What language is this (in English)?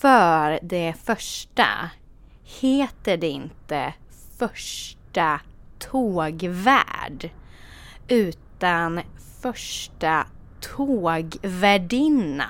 Swedish